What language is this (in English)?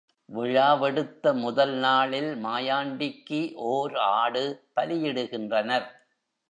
Tamil